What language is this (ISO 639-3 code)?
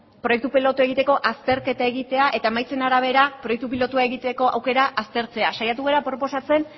eus